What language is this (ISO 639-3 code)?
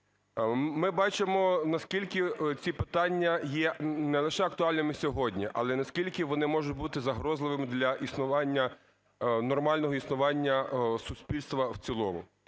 ukr